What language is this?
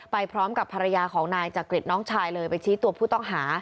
Thai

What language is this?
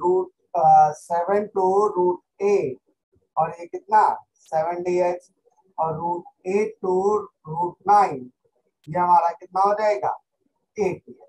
Hindi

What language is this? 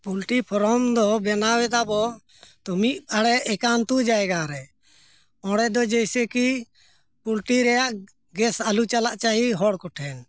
Santali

